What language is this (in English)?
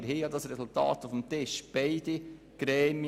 Swiss German